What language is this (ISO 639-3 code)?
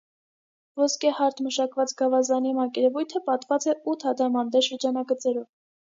hye